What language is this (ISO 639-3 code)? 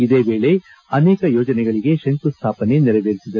kan